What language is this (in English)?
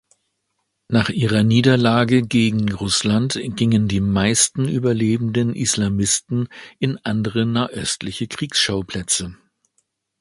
German